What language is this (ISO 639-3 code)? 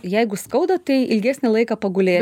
lit